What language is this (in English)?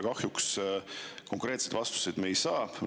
Estonian